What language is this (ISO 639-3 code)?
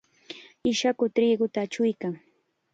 qxa